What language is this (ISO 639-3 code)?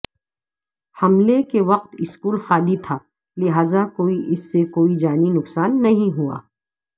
urd